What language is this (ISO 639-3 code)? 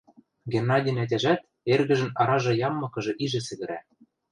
mrj